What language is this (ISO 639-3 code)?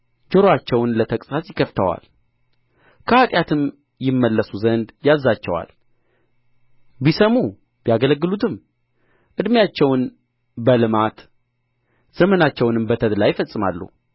amh